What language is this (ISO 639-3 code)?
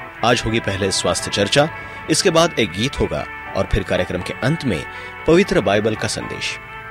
hin